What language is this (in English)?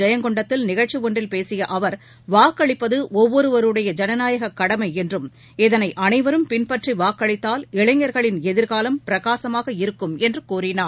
Tamil